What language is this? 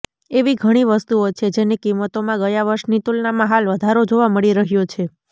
Gujarati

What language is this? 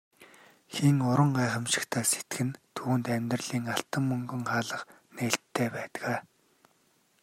Mongolian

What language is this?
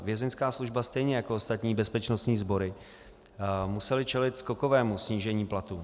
Czech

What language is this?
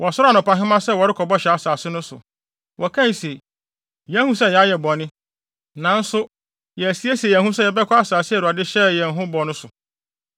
Akan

